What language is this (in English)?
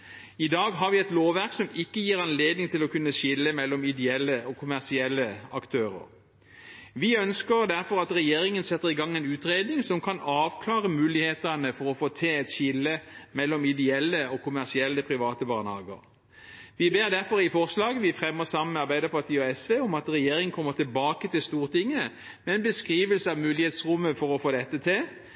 Norwegian Bokmål